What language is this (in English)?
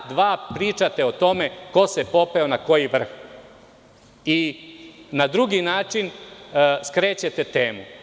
Serbian